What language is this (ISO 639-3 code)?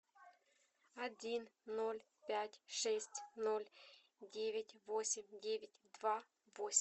rus